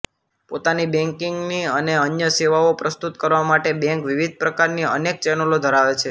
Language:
Gujarati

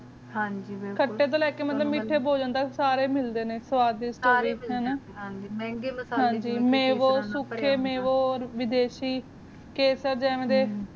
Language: Punjabi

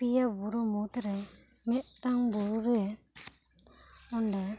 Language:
Santali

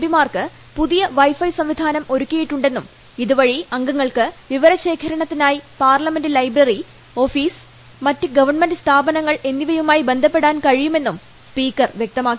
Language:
Malayalam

